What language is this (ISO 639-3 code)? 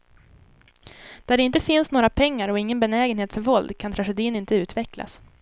swe